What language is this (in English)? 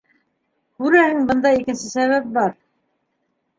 Bashkir